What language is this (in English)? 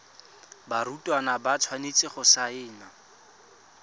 Tswana